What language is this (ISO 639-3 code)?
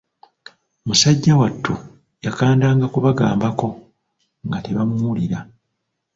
lug